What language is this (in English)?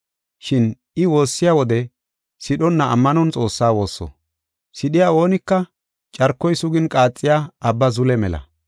Gofa